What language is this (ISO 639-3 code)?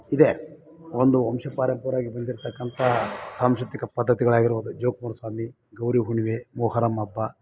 kan